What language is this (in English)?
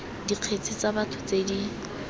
Tswana